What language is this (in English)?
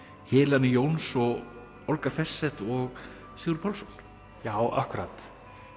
Icelandic